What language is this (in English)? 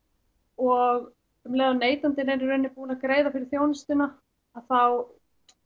Icelandic